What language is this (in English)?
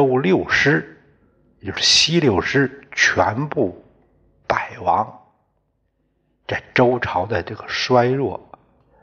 Chinese